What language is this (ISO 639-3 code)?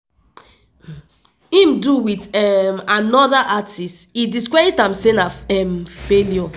pcm